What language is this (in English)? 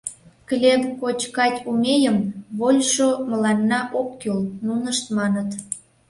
Mari